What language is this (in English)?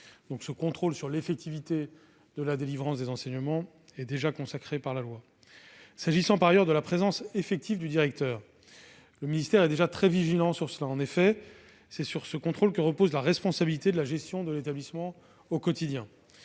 French